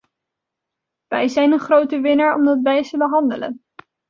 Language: Dutch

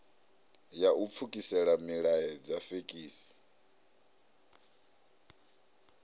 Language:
Venda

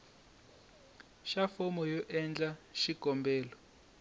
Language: Tsonga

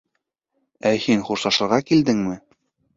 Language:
Bashkir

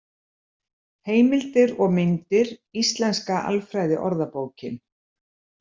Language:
Icelandic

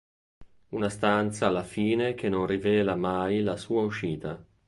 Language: Italian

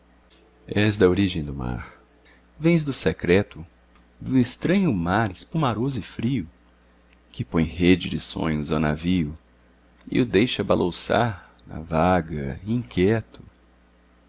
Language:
Portuguese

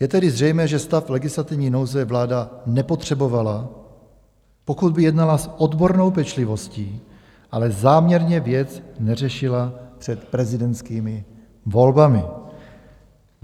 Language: Czech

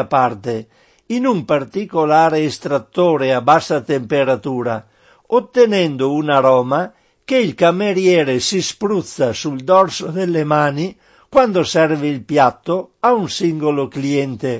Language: Italian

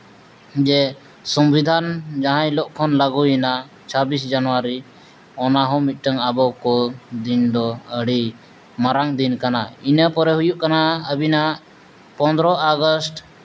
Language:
Santali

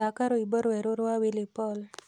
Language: Kikuyu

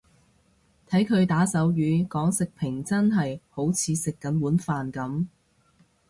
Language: Cantonese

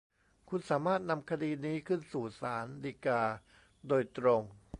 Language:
Thai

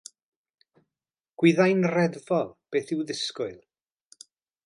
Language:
Welsh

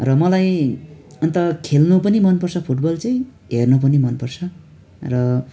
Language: Nepali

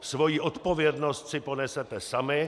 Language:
Czech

